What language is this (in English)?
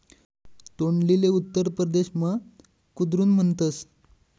Marathi